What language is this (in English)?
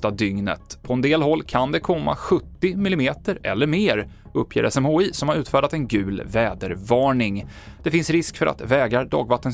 Swedish